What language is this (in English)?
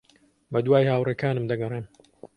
Central Kurdish